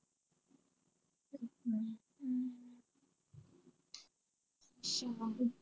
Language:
Punjabi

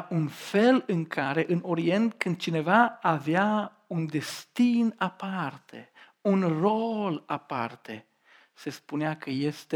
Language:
Romanian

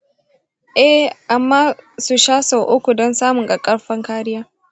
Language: Hausa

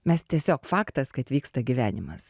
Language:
Lithuanian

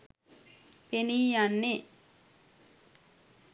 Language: Sinhala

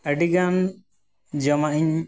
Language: Santali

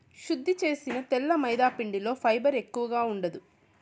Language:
Telugu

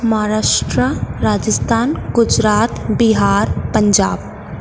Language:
Sindhi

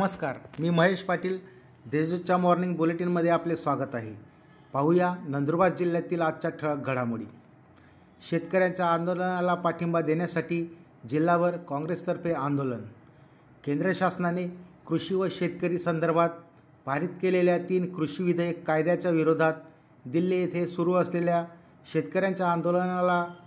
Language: Marathi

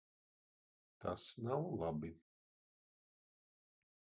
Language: Latvian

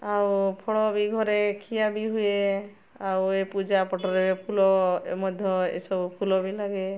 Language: Odia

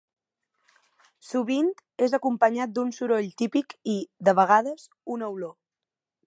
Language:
Catalan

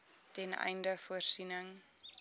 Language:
Afrikaans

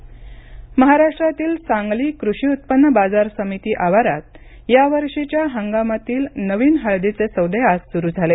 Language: Marathi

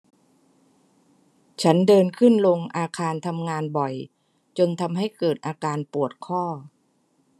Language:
Thai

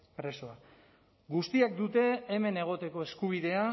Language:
Basque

